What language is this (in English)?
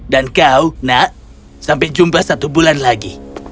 Indonesian